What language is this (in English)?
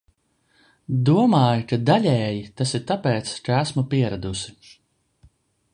Latvian